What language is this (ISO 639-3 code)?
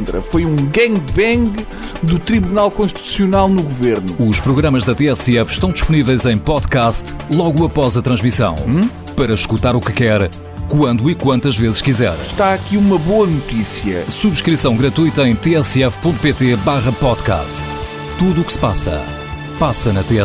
por